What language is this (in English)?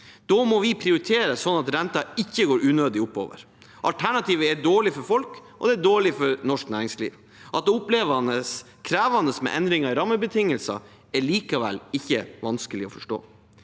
Norwegian